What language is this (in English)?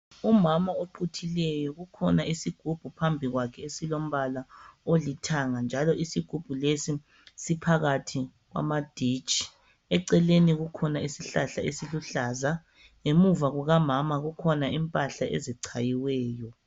North Ndebele